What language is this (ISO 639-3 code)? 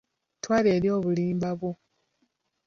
lug